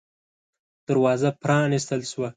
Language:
Pashto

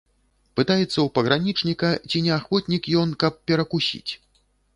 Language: Belarusian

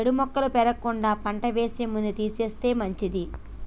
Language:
Telugu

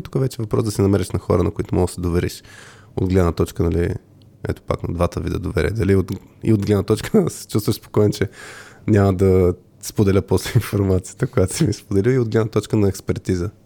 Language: Bulgarian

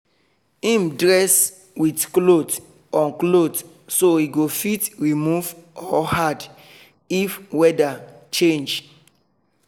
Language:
Nigerian Pidgin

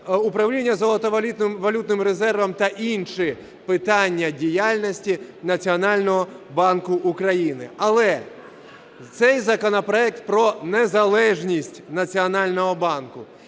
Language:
Ukrainian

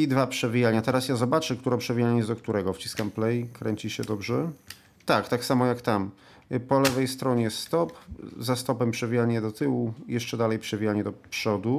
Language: Polish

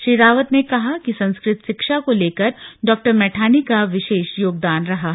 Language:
Hindi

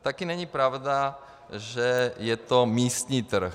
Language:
Czech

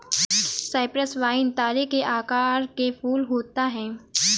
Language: Hindi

